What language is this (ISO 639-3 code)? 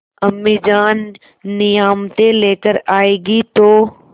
hin